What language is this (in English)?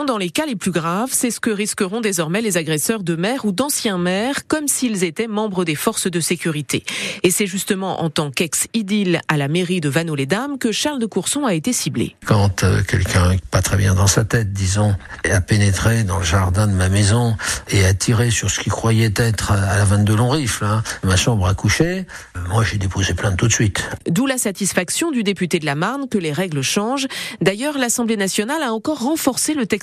French